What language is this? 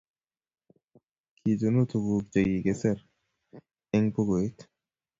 Kalenjin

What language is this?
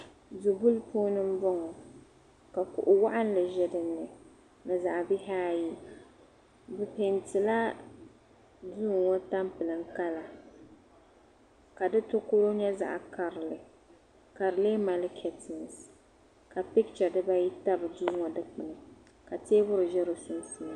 Dagbani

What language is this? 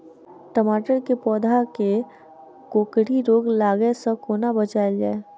Maithili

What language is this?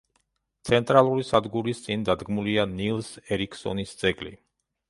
Georgian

